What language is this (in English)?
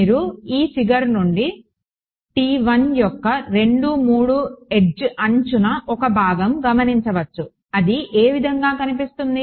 Telugu